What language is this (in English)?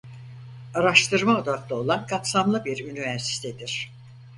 Turkish